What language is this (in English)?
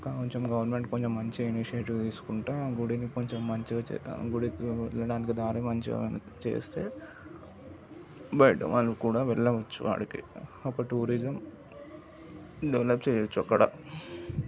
Telugu